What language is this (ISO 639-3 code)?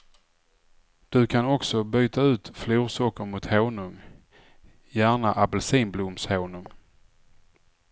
swe